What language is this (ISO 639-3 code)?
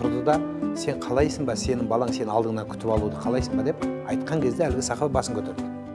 tur